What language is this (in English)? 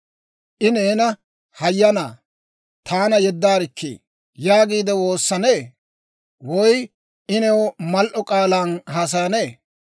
Dawro